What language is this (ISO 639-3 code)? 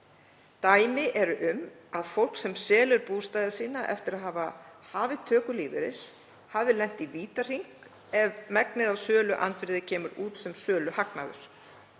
isl